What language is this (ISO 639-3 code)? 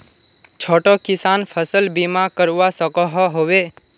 mag